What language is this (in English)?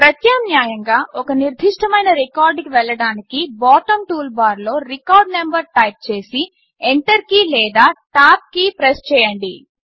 Telugu